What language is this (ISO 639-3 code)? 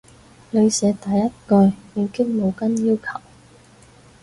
yue